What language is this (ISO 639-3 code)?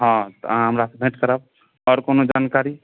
mai